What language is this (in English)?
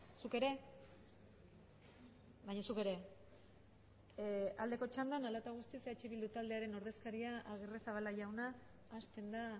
Basque